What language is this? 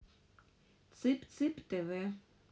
Russian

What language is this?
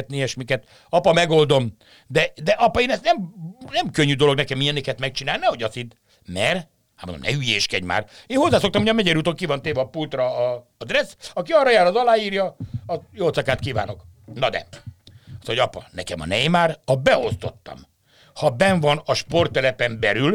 Hungarian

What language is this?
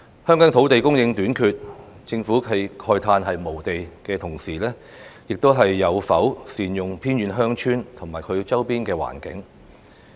Cantonese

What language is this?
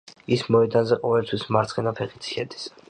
Georgian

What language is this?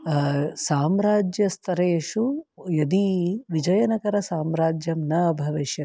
Sanskrit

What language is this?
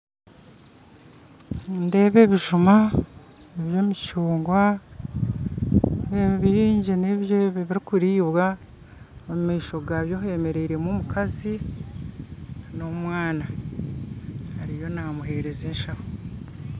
Nyankole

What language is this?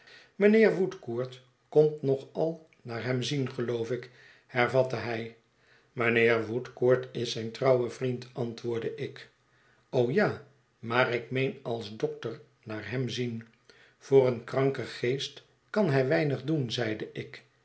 Dutch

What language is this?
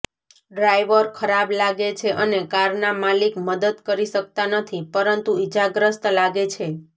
Gujarati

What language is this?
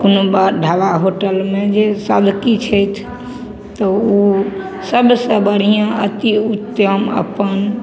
Maithili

